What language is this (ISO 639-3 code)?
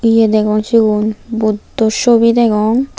ccp